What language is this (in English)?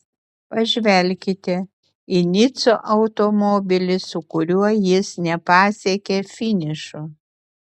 Lithuanian